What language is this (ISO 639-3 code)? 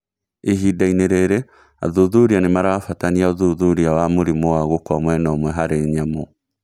kik